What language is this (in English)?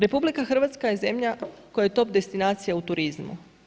Croatian